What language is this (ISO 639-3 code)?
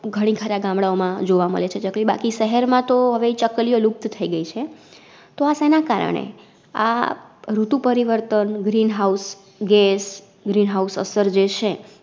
guj